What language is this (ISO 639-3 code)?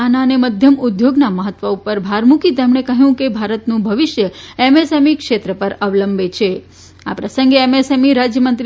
guj